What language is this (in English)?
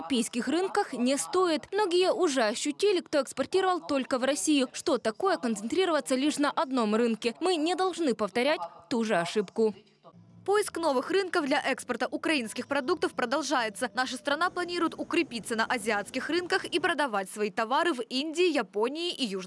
Russian